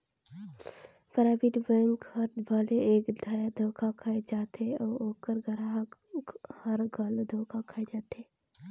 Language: Chhattisgarhi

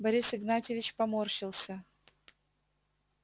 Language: Russian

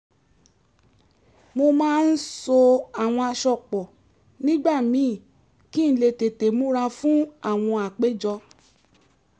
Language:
Yoruba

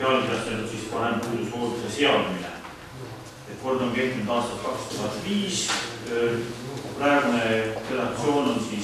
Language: Romanian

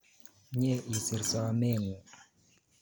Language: Kalenjin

